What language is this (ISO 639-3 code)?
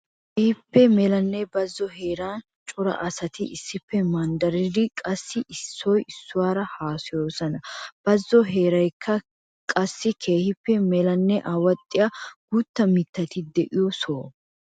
wal